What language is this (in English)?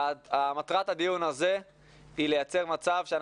Hebrew